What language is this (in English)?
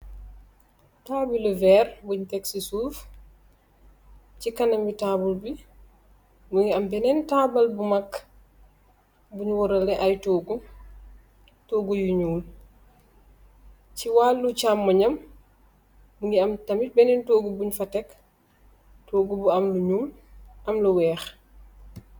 Wolof